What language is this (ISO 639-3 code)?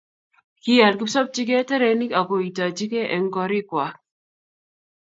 kln